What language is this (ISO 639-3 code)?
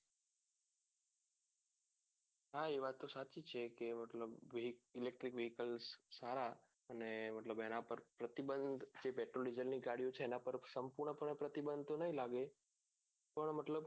guj